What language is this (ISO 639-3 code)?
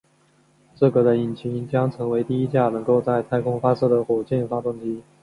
zho